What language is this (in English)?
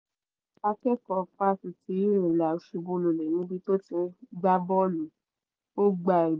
Yoruba